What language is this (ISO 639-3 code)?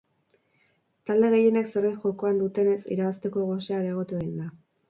eus